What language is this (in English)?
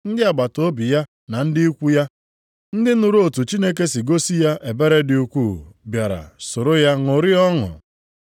Igbo